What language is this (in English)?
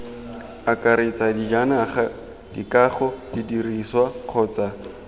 Tswana